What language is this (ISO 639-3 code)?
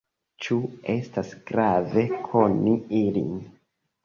epo